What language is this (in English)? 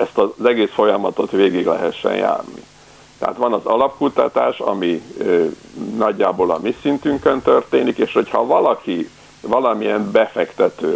Hungarian